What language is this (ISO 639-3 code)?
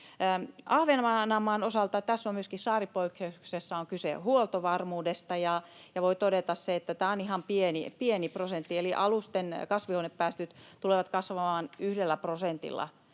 fin